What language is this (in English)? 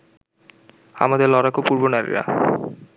Bangla